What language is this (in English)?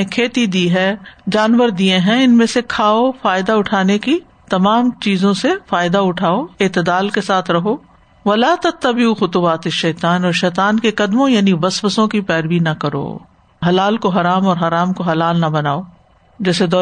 Urdu